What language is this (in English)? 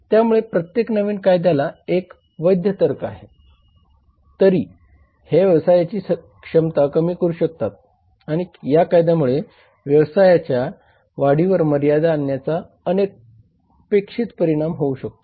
Marathi